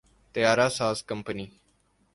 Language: Urdu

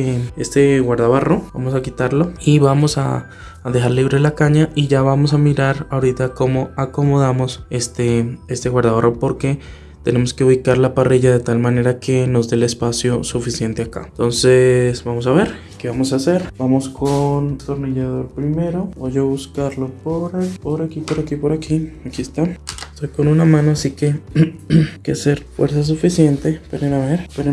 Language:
Spanish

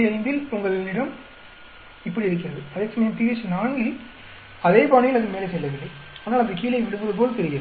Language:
Tamil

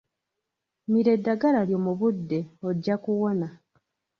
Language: Ganda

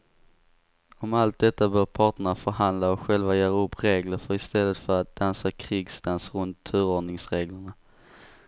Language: Swedish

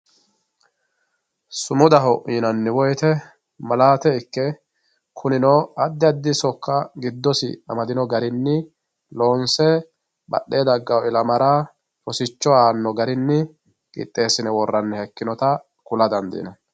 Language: Sidamo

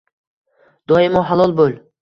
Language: Uzbek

